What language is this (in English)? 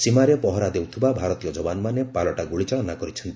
Odia